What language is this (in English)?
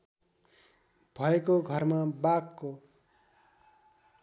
Nepali